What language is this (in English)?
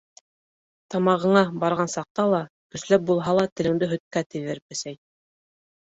Bashkir